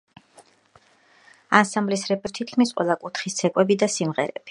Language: Georgian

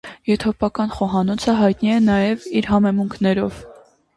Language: Armenian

